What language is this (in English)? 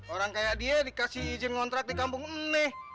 Indonesian